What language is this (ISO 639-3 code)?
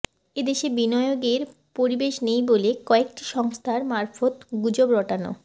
ben